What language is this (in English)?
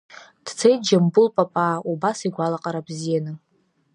Abkhazian